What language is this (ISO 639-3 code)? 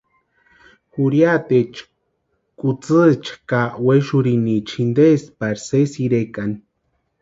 pua